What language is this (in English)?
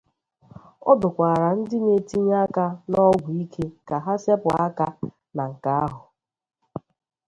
Igbo